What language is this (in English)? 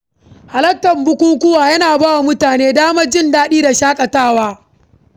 Hausa